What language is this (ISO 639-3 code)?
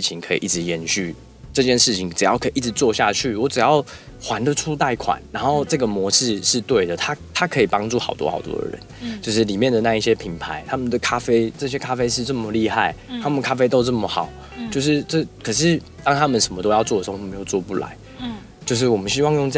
zho